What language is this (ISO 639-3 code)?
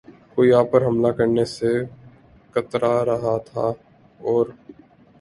urd